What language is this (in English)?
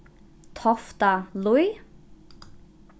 Faroese